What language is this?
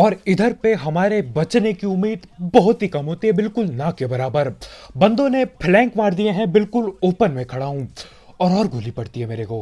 Hindi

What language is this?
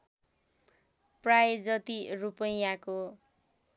Nepali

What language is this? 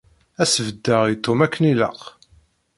Kabyle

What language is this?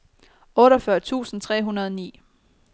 Danish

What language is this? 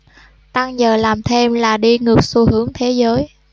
Vietnamese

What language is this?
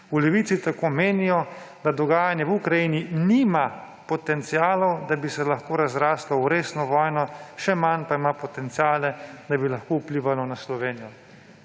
Slovenian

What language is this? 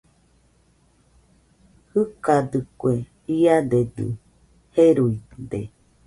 Nüpode Huitoto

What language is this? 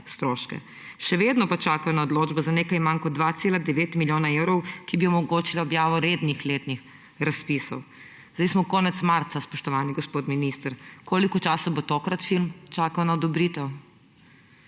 Slovenian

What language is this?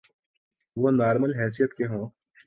Urdu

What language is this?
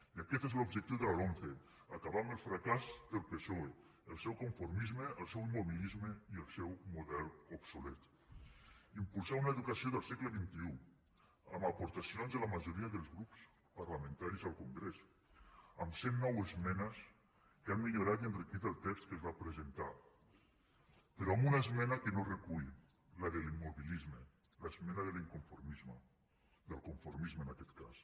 Catalan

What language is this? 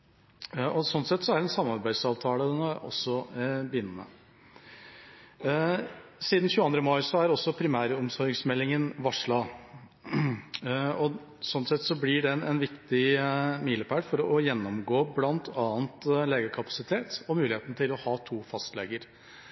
Norwegian Bokmål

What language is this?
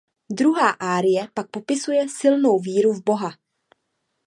Czech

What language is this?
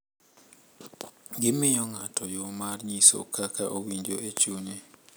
Luo (Kenya and Tanzania)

